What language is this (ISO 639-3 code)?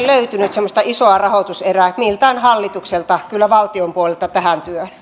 fin